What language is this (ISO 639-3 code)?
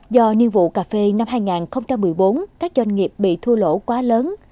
vie